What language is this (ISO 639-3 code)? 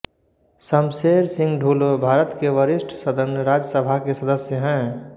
hin